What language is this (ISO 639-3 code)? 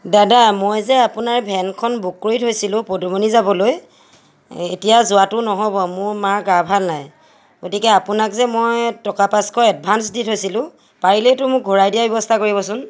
asm